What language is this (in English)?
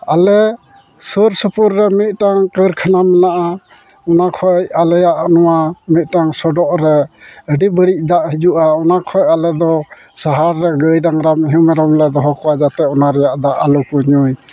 Santali